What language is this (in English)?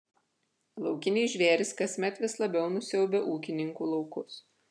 Lithuanian